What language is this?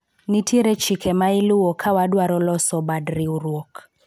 Luo (Kenya and Tanzania)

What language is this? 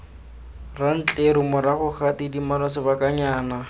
Tswana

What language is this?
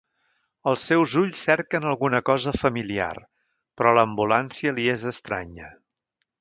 Catalan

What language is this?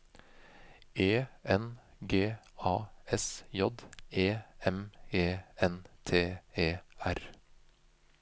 Norwegian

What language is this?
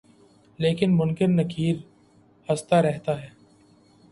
Urdu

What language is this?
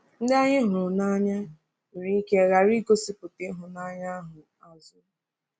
Igbo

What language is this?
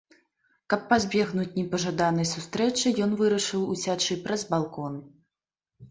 Belarusian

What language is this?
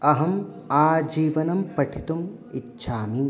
Sanskrit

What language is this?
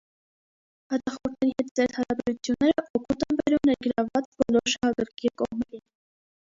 Armenian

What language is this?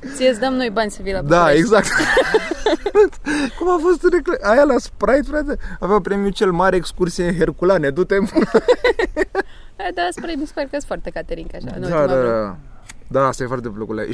Romanian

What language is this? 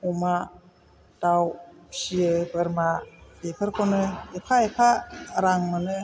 Bodo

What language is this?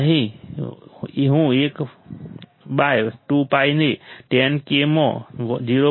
Gujarati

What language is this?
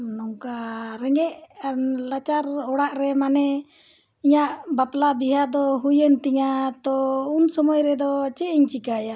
Santali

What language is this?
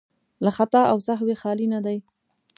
Pashto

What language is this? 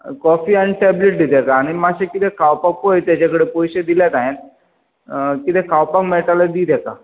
Konkani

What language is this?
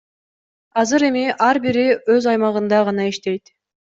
Kyrgyz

